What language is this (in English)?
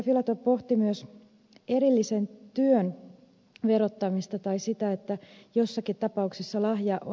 Finnish